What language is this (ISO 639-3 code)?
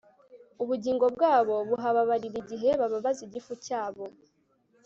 kin